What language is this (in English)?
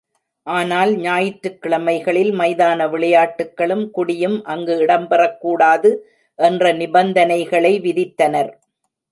Tamil